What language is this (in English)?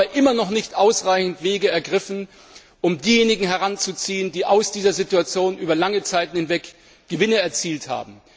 German